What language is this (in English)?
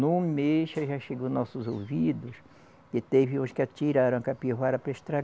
Portuguese